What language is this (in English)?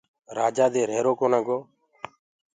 Gurgula